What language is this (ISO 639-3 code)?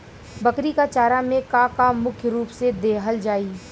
bho